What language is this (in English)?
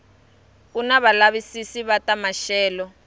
Tsonga